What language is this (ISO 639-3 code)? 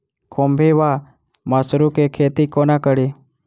mai